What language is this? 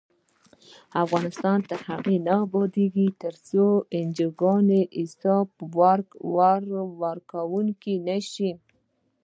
Pashto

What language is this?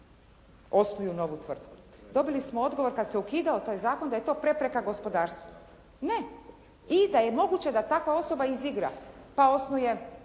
Croatian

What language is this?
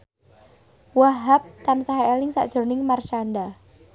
Javanese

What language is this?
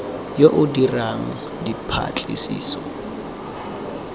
Tswana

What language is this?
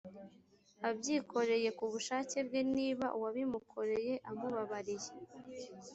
Kinyarwanda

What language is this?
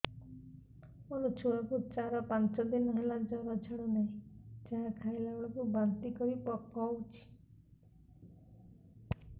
Odia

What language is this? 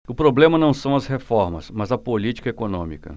Portuguese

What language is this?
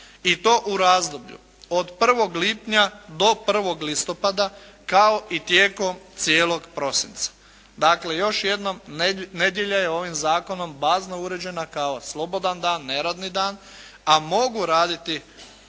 Croatian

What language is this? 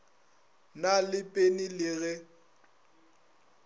Northern Sotho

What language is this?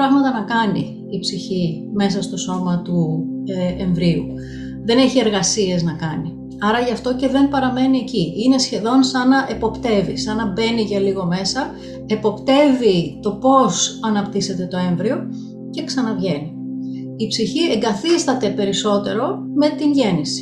Greek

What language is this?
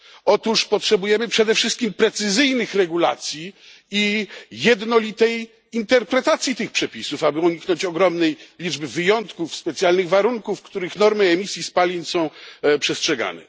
Polish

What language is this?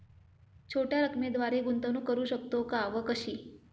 Marathi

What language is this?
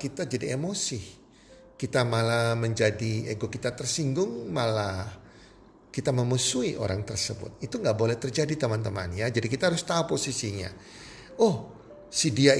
Indonesian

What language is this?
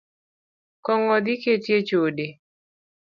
Luo (Kenya and Tanzania)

